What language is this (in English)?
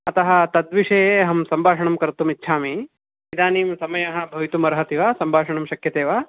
Sanskrit